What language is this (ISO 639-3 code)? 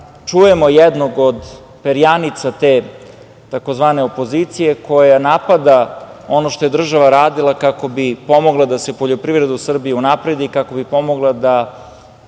srp